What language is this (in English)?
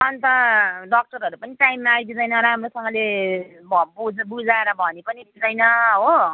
Nepali